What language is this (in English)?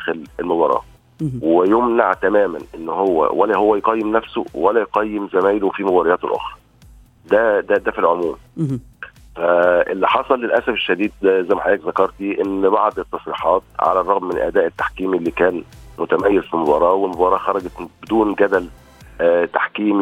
Arabic